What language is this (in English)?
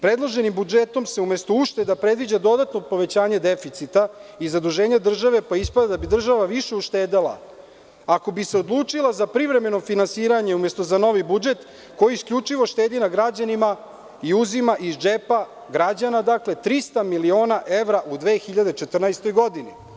Serbian